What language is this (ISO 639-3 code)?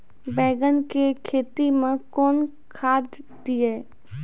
mai